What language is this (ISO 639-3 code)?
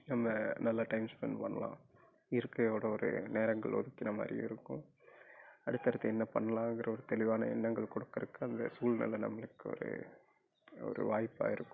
tam